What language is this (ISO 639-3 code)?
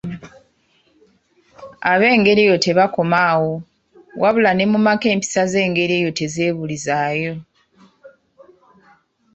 lug